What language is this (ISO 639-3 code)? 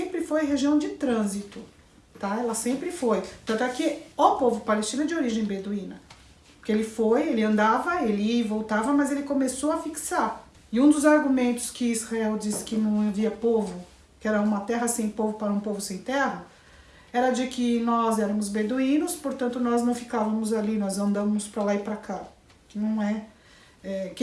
por